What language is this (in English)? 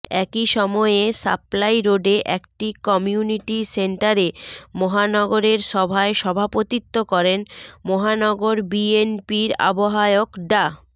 Bangla